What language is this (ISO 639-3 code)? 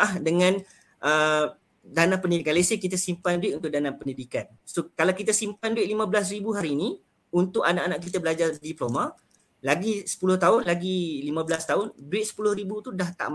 msa